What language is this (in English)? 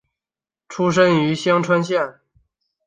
Chinese